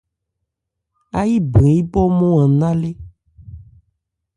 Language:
Ebrié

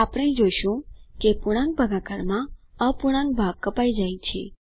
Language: Gujarati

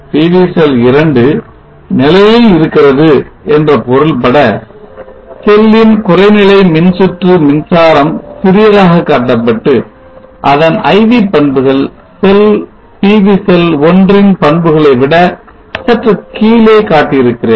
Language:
Tamil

